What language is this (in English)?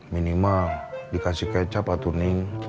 Indonesian